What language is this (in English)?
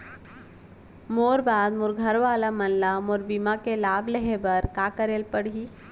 Chhattisgarhi